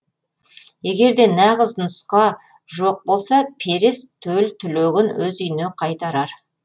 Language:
Kazakh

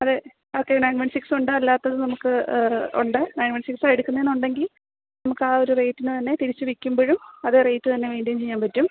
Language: Malayalam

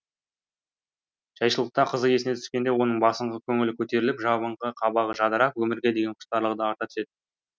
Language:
Kazakh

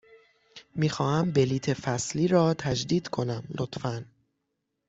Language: Persian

